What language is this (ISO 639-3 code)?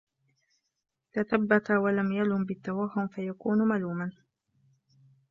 ara